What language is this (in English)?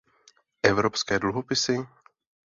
Czech